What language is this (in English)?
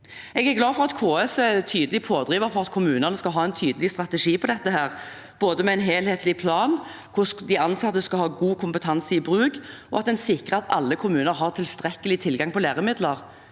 Norwegian